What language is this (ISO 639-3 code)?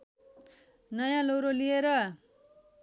nep